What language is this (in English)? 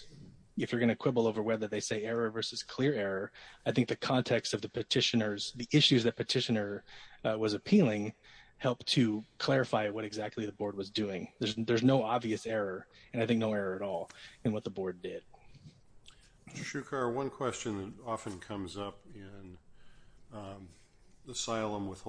English